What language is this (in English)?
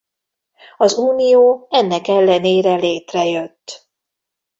Hungarian